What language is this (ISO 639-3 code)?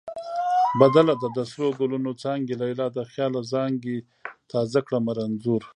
pus